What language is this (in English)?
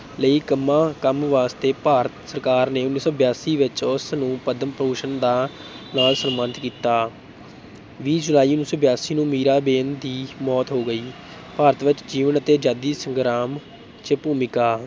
Punjabi